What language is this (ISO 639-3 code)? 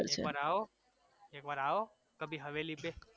guj